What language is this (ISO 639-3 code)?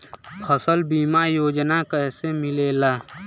bho